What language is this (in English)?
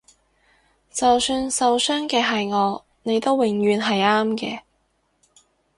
Cantonese